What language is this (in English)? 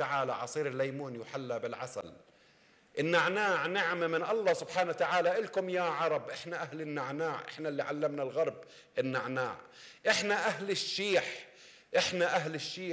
Arabic